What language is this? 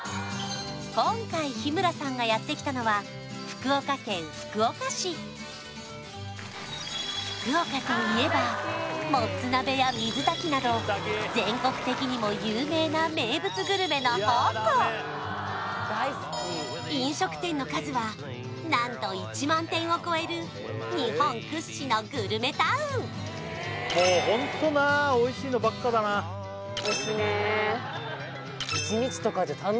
Japanese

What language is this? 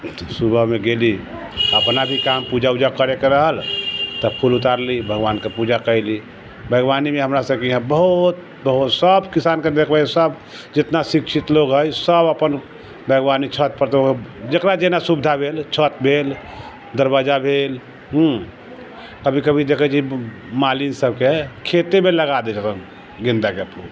Maithili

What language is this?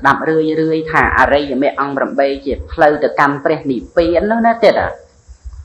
Thai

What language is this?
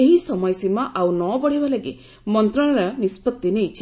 Odia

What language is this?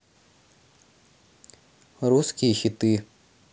Russian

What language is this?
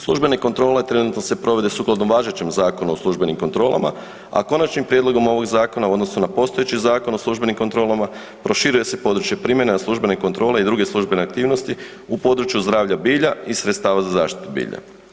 Croatian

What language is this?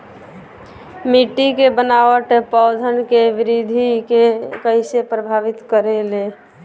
Bhojpuri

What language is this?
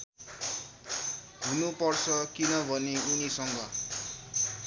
Nepali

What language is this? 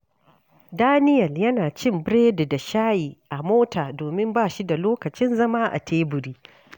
Hausa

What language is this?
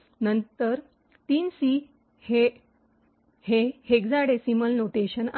Marathi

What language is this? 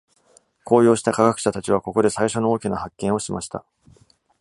Japanese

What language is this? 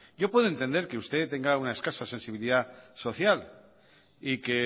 Spanish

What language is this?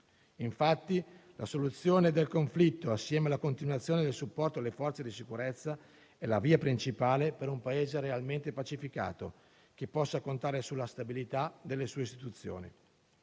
Italian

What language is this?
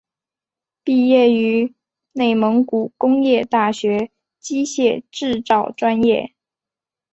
Chinese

